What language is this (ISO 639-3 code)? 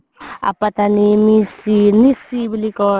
asm